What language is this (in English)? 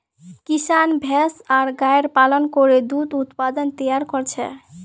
Magahi